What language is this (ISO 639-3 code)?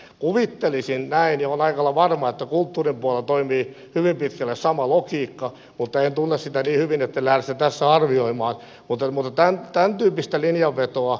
fin